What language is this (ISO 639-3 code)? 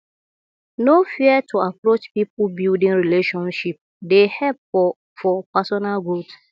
pcm